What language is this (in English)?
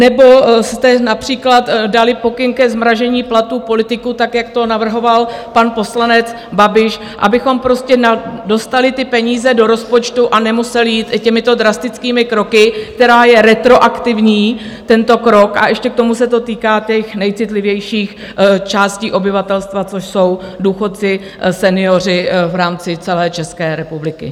Czech